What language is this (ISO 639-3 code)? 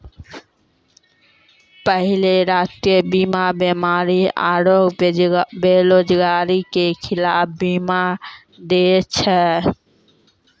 mai